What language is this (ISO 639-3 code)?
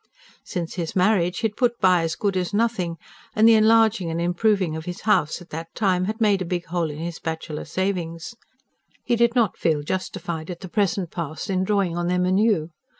eng